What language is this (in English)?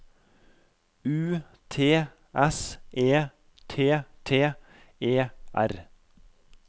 Norwegian